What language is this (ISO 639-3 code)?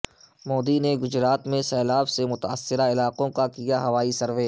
urd